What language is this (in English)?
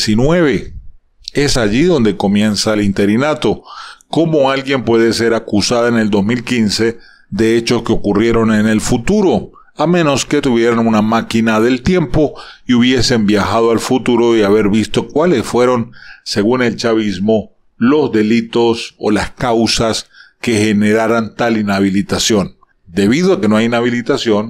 Spanish